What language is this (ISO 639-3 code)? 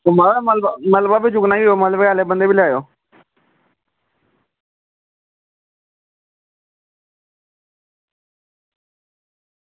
doi